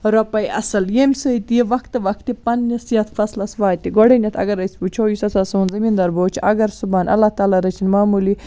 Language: Kashmiri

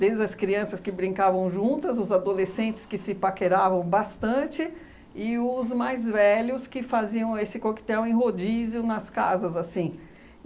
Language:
Portuguese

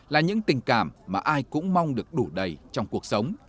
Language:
Vietnamese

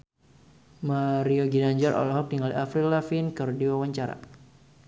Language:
Sundanese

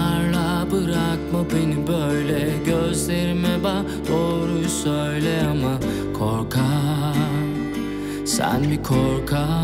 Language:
Turkish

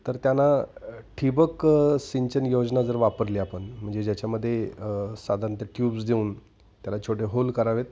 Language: Marathi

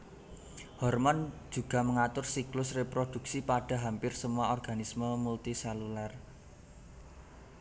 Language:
Javanese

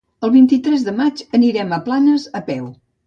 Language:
Catalan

